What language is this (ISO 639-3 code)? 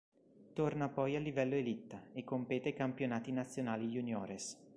ita